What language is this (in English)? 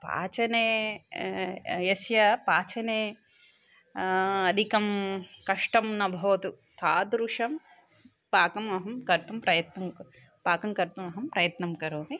Sanskrit